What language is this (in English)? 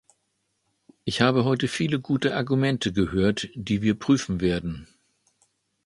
German